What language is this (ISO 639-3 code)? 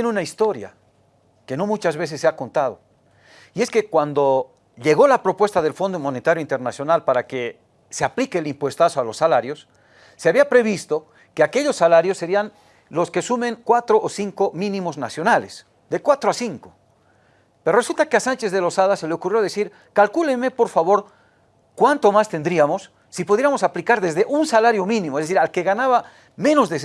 spa